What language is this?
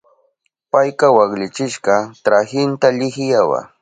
Southern Pastaza Quechua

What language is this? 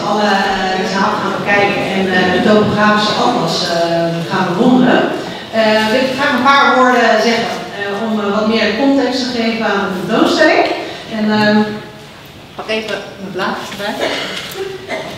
Dutch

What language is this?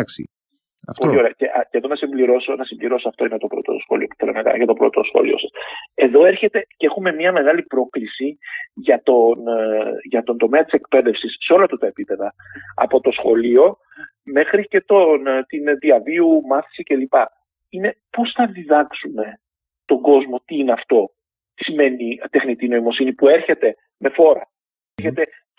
Greek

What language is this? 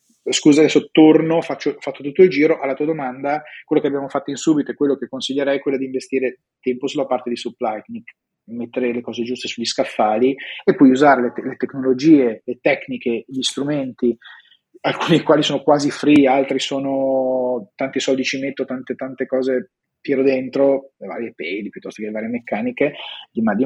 Italian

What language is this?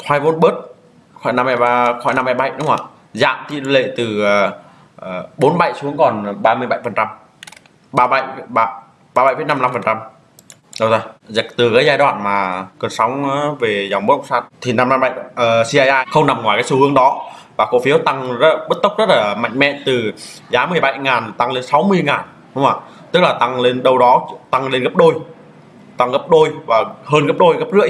Vietnamese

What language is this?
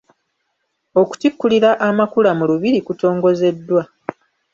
Ganda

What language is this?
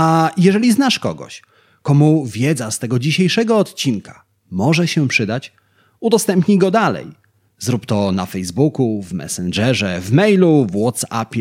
Polish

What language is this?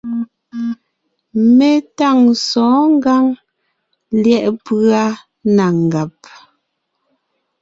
Ngiemboon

